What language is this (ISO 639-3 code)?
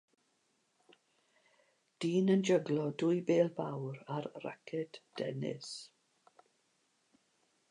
cym